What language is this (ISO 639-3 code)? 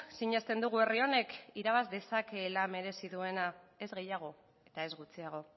eus